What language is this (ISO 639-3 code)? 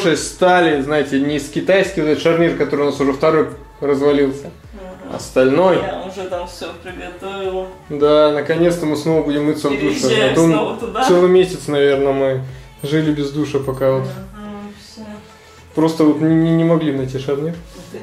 rus